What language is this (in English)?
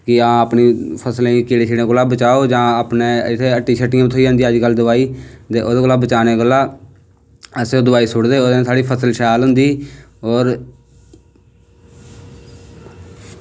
Dogri